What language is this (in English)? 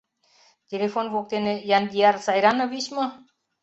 Mari